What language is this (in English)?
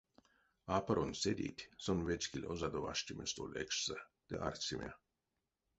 Erzya